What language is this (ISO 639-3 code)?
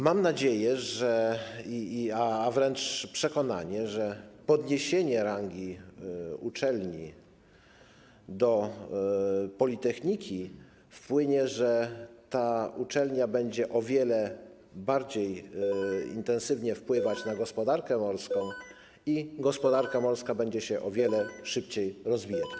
pol